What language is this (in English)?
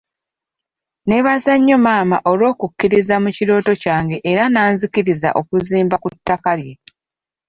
Ganda